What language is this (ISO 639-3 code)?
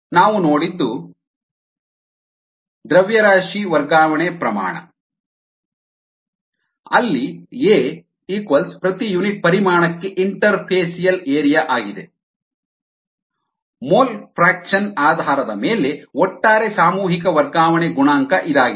kan